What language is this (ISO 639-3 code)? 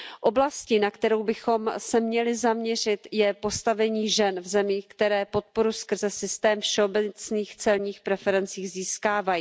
ces